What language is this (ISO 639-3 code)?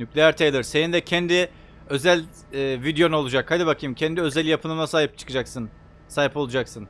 tur